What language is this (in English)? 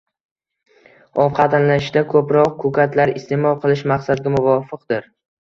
Uzbek